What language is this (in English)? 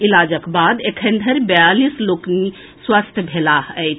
Maithili